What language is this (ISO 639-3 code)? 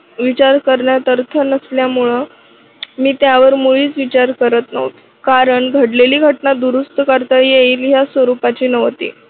mar